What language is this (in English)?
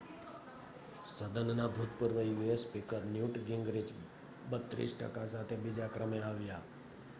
Gujarati